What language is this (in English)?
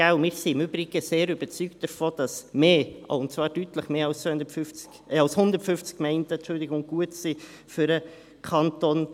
Swiss German